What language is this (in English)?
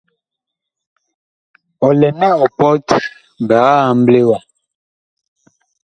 Bakoko